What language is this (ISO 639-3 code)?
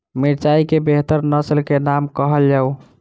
mai